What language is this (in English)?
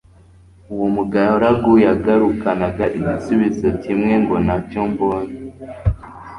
Kinyarwanda